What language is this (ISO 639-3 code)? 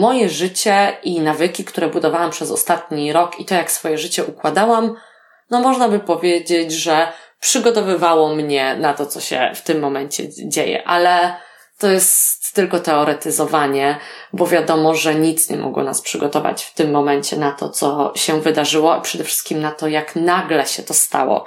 pol